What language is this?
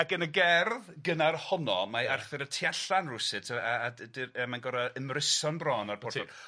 Welsh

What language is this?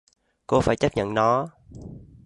Vietnamese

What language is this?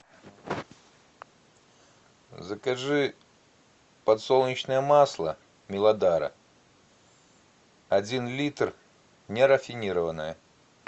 Russian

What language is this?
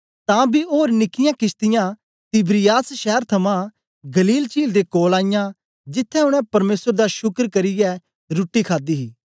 Dogri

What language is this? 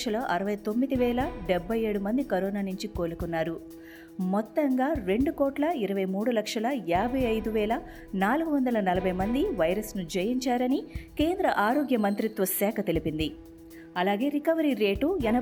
Telugu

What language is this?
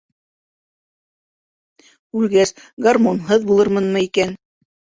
Bashkir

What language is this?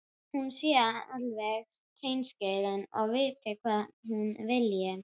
Icelandic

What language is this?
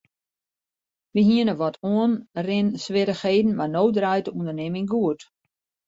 Western Frisian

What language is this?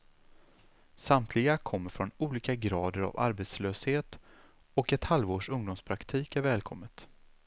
Swedish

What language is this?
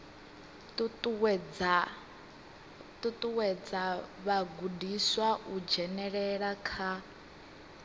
Venda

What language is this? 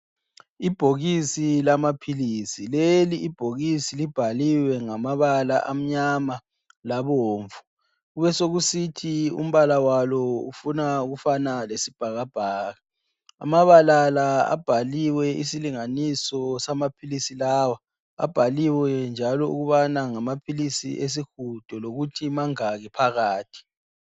North Ndebele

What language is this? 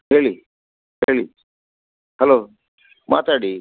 Kannada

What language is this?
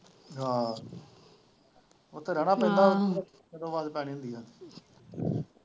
Punjabi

